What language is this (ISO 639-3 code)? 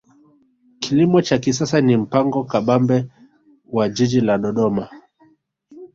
swa